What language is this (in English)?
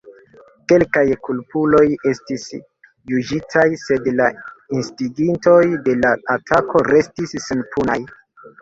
Esperanto